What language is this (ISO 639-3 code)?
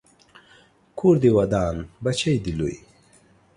pus